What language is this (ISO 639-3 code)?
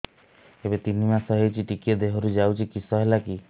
ori